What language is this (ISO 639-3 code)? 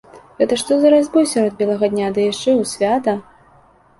bel